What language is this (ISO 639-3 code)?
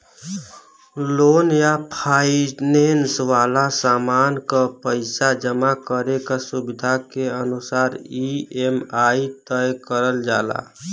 bho